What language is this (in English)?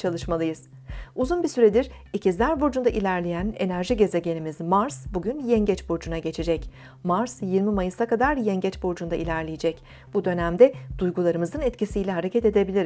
Turkish